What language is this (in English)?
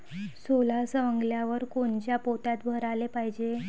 Marathi